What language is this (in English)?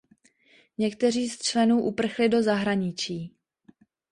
Czech